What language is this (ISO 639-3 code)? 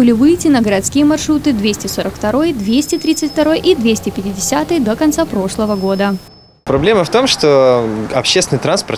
rus